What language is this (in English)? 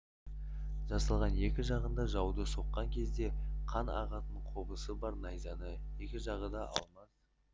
Kazakh